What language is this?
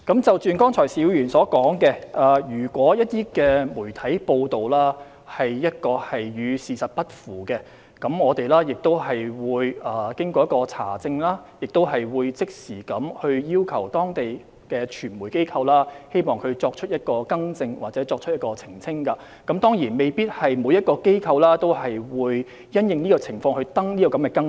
Cantonese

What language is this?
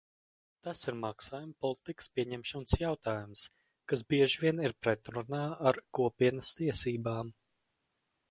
Latvian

